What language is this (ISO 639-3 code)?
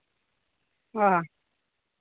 sat